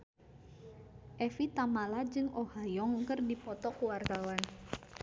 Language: Sundanese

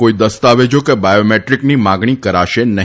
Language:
Gujarati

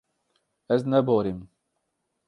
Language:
Kurdish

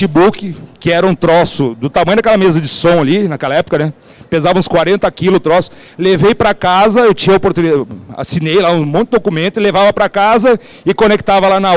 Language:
Portuguese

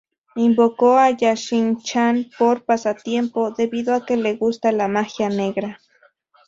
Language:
Spanish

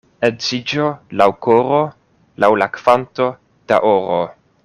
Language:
Esperanto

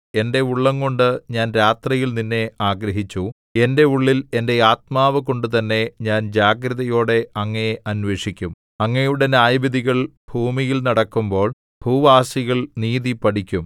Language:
Malayalam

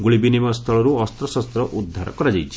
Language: Odia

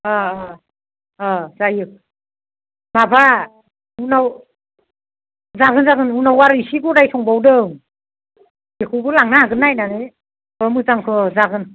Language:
Bodo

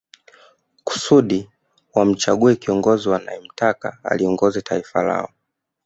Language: Swahili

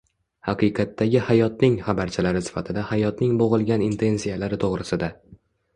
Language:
Uzbek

